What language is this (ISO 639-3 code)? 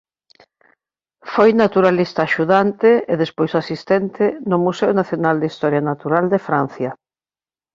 glg